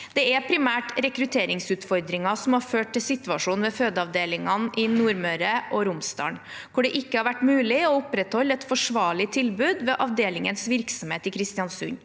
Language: Norwegian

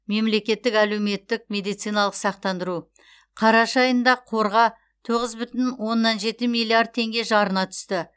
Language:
Kazakh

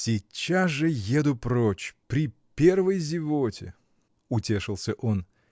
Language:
Russian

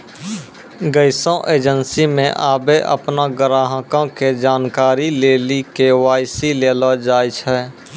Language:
Maithili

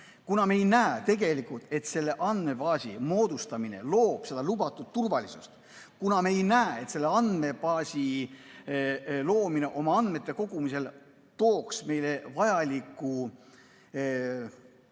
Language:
Estonian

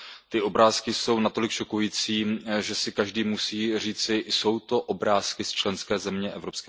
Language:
Czech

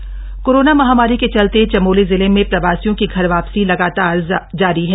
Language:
Hindi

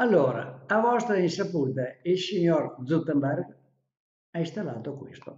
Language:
Italian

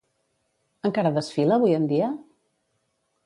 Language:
Catalan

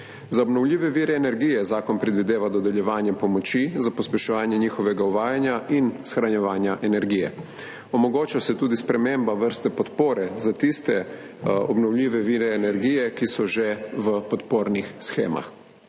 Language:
Slovenian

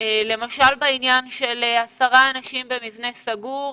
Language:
Hebrew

